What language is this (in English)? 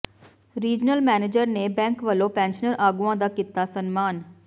Punjabi